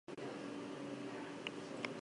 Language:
Basque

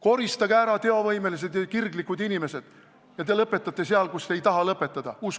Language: Estonian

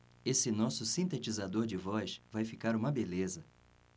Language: Portuguese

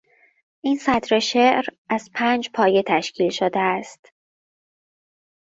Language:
Persian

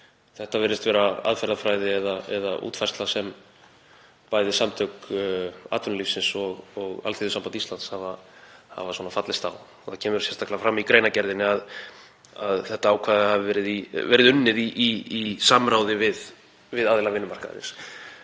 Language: Icelandic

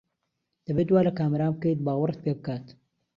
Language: Central Kurdish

